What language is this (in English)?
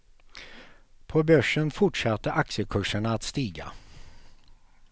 Swedish